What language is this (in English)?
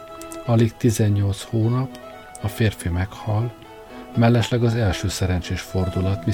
Hungarian